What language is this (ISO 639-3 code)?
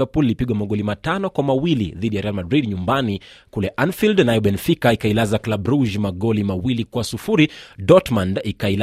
swa